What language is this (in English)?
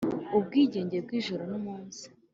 Kinyarwanda